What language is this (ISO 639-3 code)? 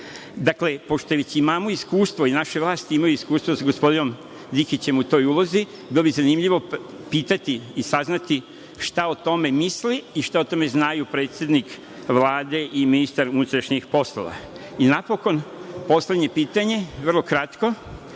srp